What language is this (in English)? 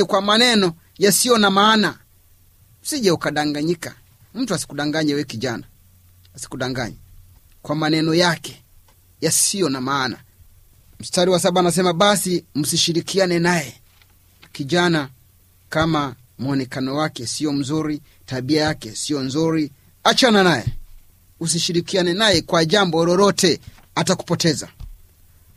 Swahili